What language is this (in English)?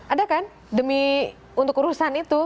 Indonesian